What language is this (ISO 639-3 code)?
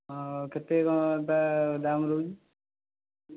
ori